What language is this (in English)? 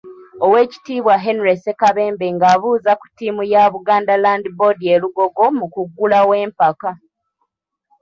Ganda